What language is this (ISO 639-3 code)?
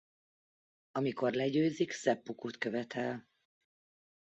hun